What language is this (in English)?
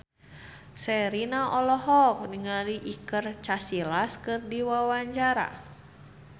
Sundanese